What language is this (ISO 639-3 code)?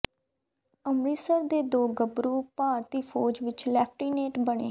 pan